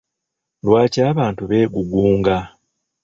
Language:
Ganda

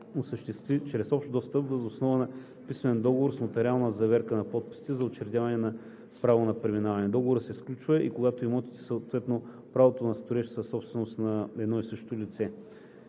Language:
Bulgarian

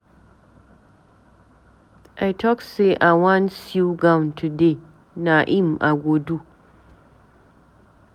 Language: Nigerian Pidgin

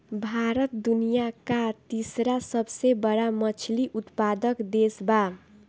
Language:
Bhojpuri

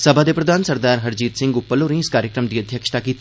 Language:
Dogri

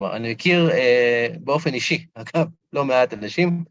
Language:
Hebrew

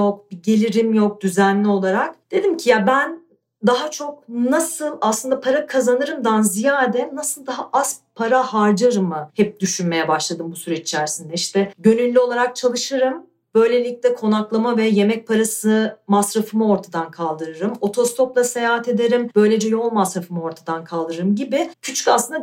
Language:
Turkish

